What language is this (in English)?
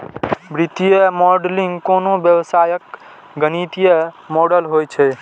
Maithili